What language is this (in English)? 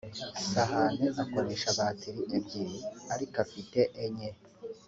Kinyarwanda